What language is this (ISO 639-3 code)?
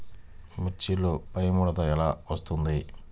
tel